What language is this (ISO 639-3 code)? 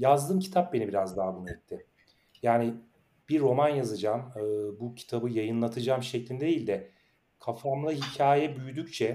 tur